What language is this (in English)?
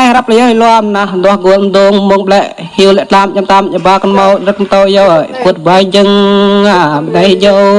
Vietnamese